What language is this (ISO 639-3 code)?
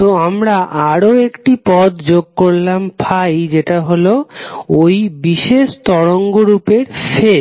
ben